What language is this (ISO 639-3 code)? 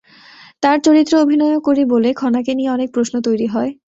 ben